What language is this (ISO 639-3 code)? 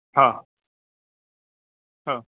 snd